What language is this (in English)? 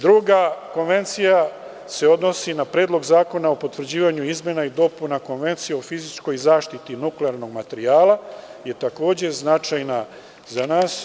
Serbian